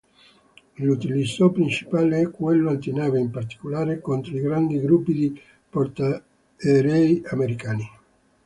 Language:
Italian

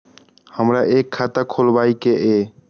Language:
Maithili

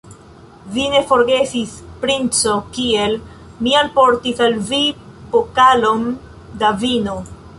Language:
Esperanto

